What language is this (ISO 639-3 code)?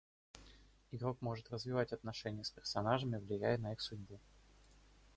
rus